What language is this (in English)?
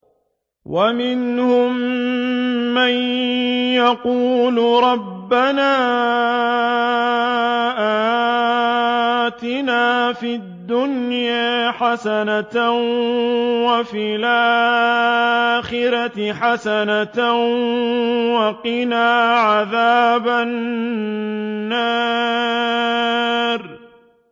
Arabic